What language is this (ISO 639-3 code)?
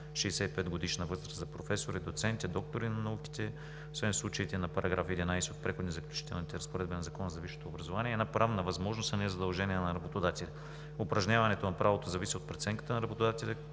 bul